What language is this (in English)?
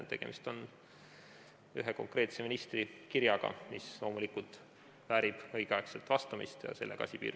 Estonian